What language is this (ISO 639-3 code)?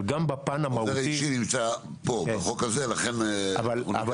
heb